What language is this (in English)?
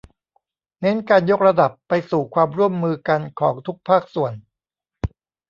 Thai